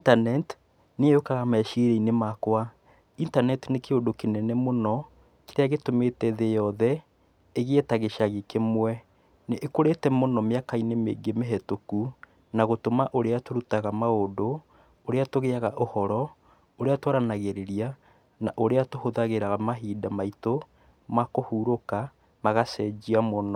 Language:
Kikuyu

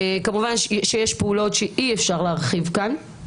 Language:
Hebrew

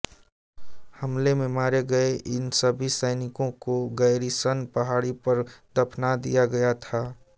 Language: Hindi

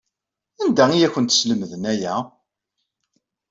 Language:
Kabyle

